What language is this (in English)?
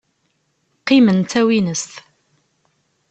Kabyle